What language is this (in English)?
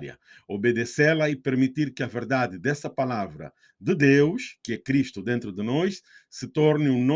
Portuguese